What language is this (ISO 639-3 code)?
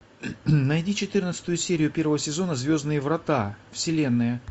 rus